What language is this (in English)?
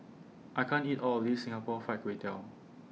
English